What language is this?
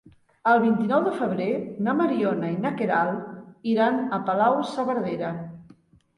Catalan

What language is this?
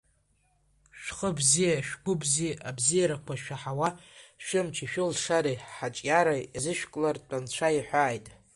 Abkhazian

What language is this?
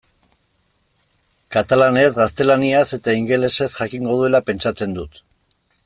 Basque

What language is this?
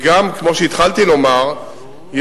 Hebrew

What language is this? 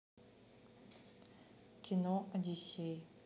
Russian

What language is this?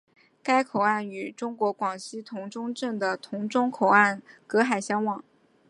Chinese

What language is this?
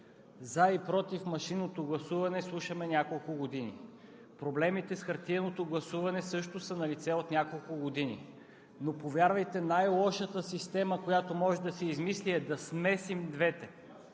Bulgarian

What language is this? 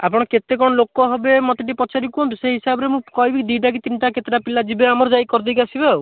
Odia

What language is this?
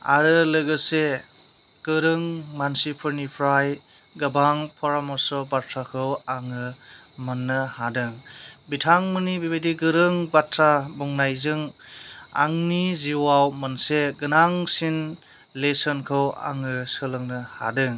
Bodo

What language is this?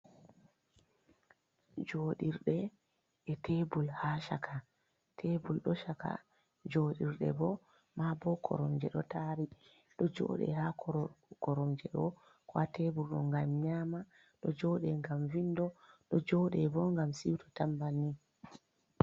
Fula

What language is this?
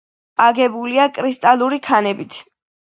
Georgian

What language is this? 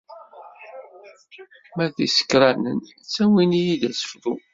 Kabyle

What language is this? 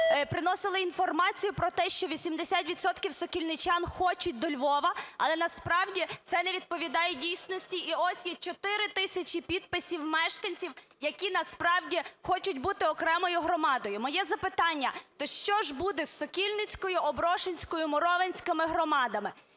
Ukrainian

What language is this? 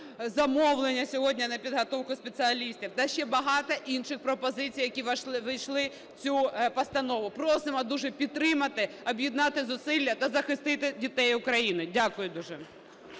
Ukrainian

